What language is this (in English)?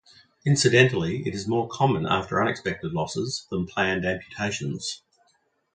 English